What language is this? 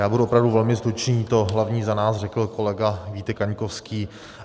Czech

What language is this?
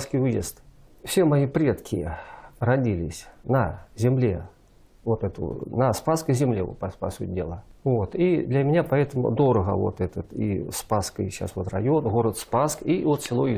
Russian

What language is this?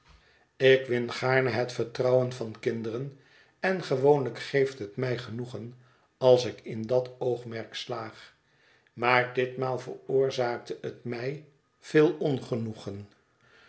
Dutch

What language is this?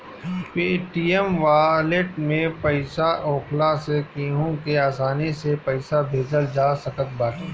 Bhojpuri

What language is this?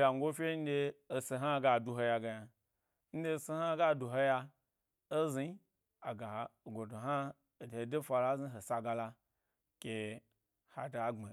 Gbari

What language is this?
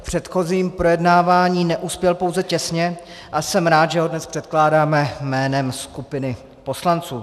Czech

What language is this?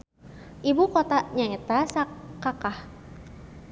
Sundanese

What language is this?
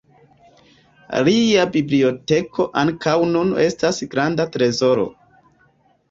Esperanto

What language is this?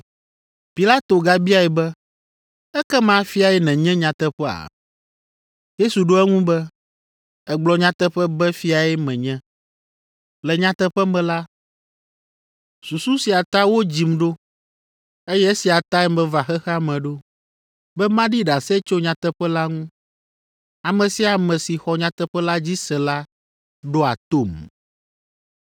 Ewe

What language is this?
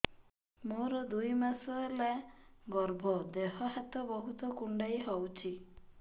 Odia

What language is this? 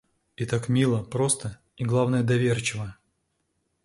Russian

